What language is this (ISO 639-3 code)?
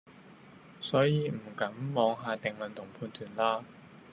yue